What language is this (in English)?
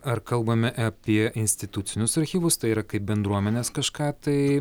Lithuanian